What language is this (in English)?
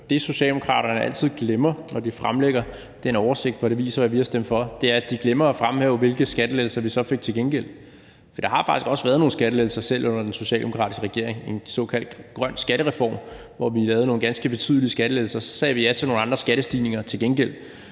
Danish